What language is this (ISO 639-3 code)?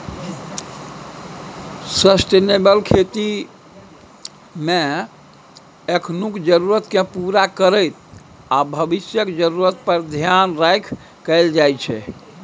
mai